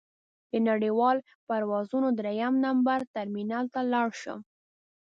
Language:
Pashto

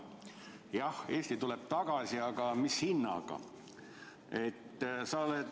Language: Estonian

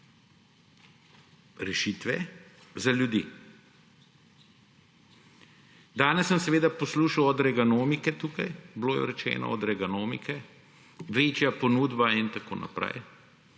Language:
Slovenian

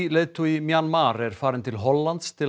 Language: Icelandic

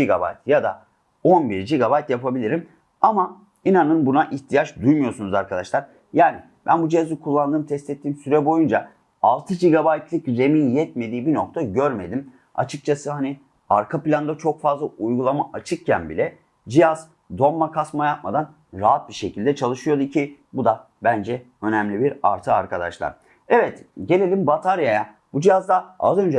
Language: Turkish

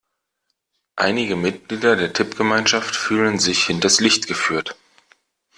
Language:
German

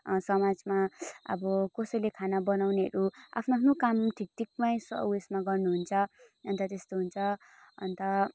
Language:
Nepali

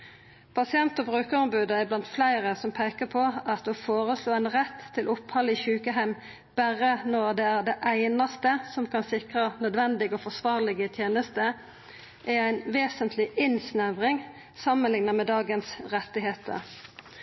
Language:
Norwegian Nynorsk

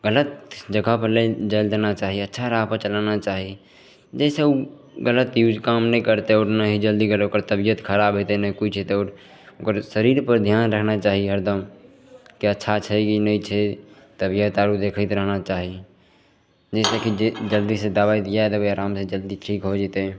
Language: Maithili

